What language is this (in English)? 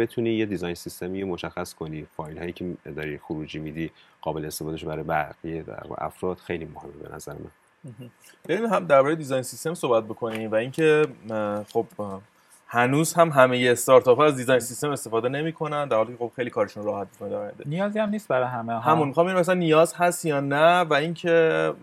Persian